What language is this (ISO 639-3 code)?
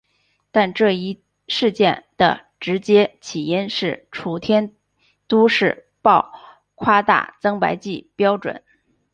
zho